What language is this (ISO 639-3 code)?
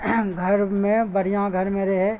urd